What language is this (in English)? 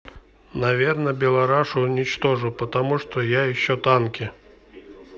Russian